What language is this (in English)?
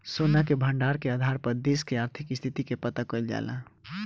Bhojpuri